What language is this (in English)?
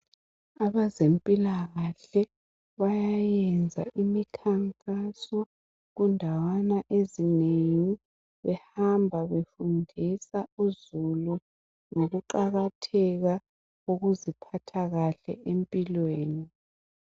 North Ndebele